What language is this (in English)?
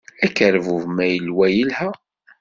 Kabyle